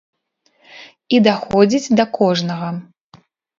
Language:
Belarusian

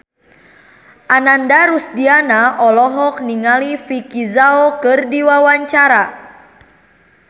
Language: Sundanese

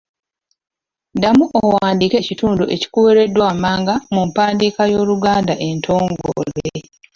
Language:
Ganda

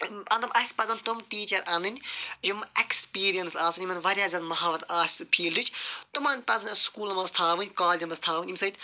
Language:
Kashmiri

